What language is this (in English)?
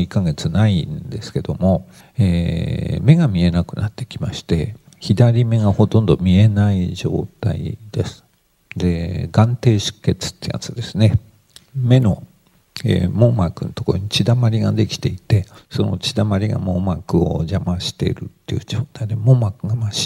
Japanese